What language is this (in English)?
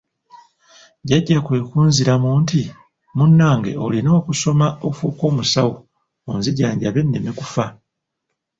Ganda